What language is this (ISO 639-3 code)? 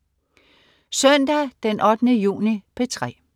dan